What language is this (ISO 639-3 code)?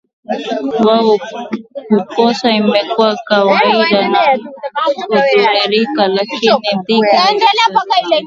swa